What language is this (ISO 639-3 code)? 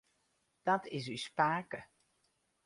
fry